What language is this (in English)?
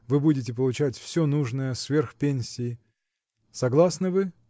Russian